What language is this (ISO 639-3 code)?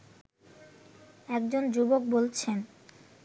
ben